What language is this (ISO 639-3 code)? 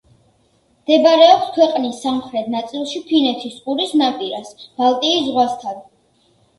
kat